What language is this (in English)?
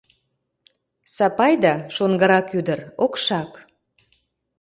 Mari